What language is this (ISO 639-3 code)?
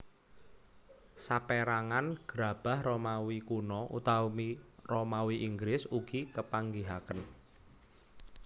jav